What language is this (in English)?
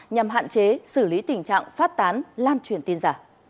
Vietnamese